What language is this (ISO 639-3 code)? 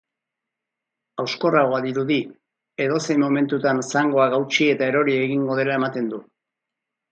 eus